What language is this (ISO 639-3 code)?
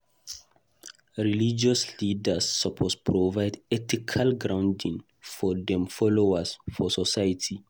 pcm